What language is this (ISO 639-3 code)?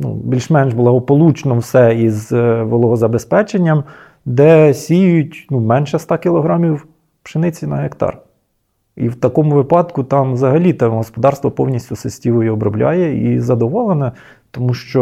ukr